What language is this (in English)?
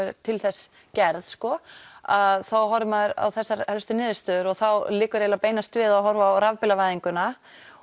Icelandic